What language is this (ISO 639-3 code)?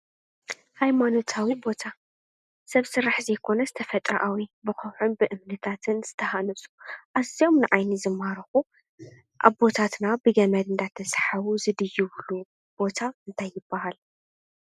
tir